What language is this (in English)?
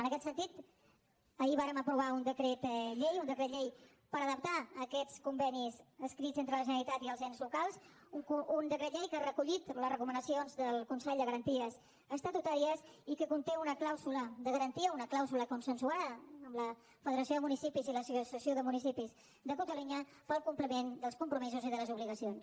Catalan